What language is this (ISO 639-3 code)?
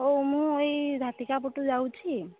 ori